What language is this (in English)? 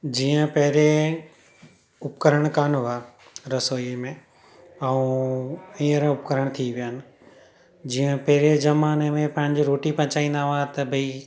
Sindhi